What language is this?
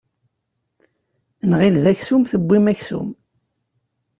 Kabyle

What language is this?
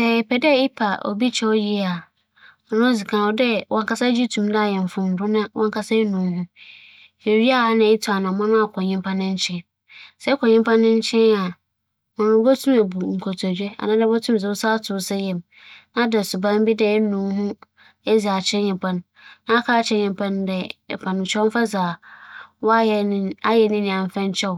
Akan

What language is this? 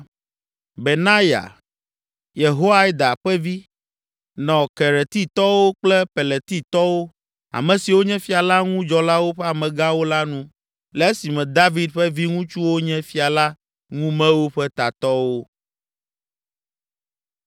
Ewe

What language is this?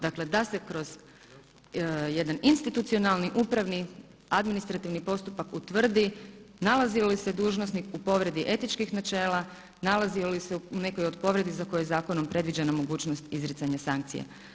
Croatian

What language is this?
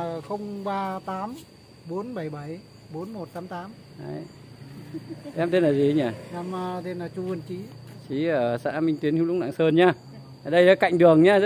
Vietnamese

